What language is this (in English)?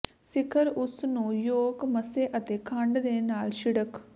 Punjabi